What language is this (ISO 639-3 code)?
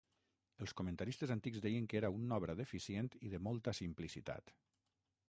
cat